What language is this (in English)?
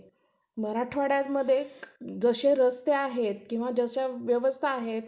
Marathi